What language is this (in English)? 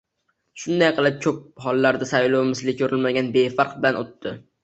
Uzbek